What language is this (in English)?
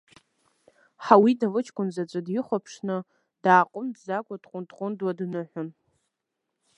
Abkhazian